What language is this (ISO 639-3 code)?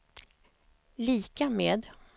swe